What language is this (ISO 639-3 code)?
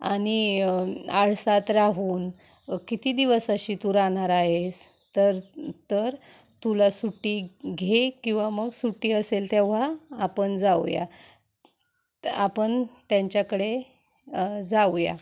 mar